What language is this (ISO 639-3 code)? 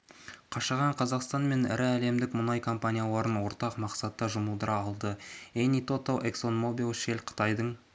kaz